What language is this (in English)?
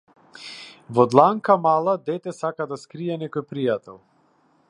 Macedonian